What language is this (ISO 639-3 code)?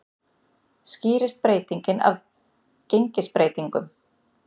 isl